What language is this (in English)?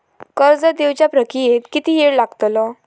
Marathi